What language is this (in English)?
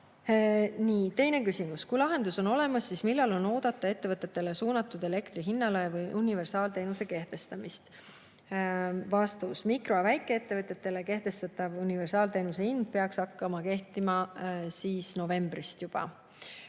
Estonian